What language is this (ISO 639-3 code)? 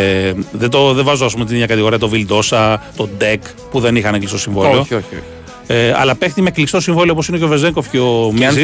ell